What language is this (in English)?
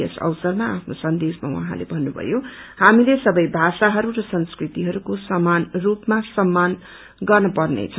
Nepali